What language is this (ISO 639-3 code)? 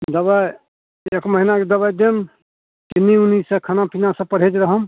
mai